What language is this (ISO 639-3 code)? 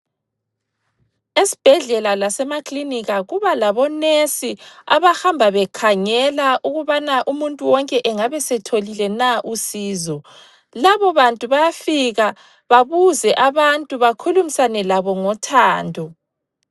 nde